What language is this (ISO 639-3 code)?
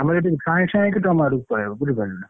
ori